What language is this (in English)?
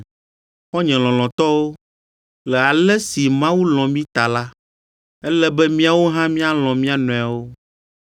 Ewe